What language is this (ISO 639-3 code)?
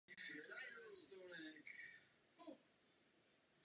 ces